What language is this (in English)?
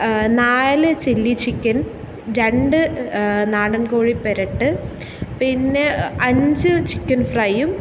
Malayalam